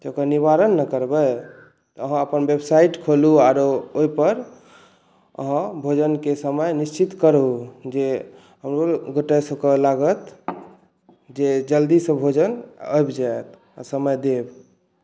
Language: Maithili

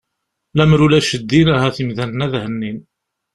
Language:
Kabyle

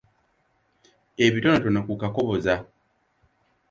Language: Ganda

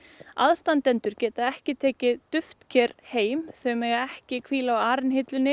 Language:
Icelandic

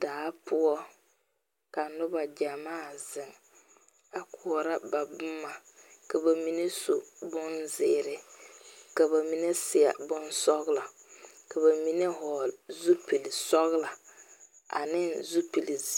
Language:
Southern Dagaare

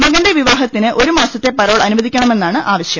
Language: Malayalam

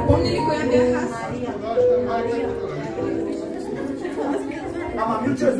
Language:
Bulgarian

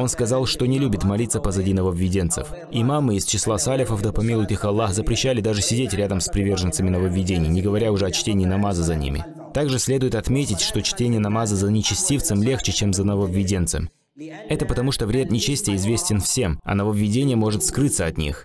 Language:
Russian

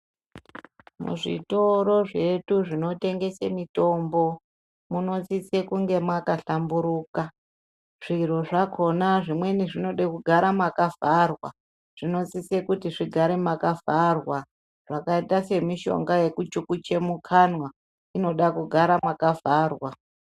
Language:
Ndau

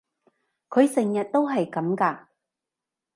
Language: Cantonese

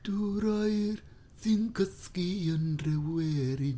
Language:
Welsh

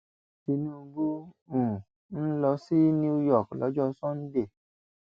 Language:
Yoruba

